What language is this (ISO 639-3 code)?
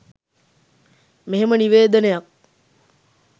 sin